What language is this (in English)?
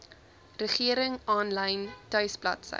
Afrikaans